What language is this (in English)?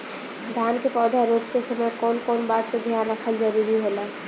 Bhojpuri